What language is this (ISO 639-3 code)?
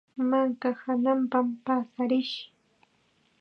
qxa